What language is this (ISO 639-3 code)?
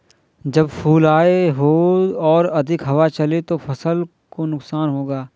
hin